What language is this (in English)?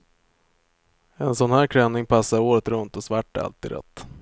Swedish